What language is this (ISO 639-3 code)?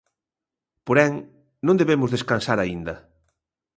glg